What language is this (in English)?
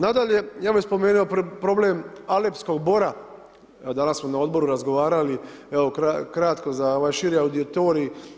Croatian